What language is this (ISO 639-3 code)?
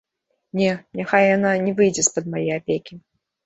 bel